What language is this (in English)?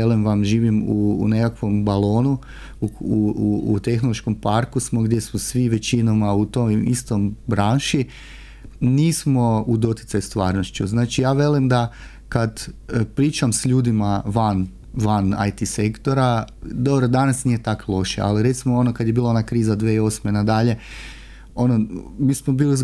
Croatian